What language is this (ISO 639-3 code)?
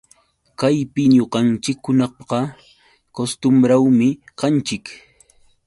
qux